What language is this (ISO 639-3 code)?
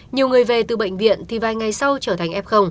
vie